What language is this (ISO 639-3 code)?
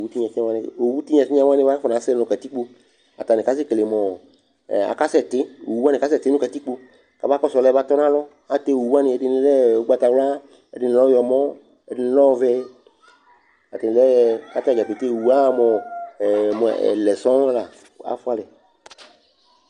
kpo